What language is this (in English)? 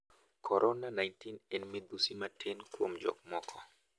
Luo (Kenya and Tanzania)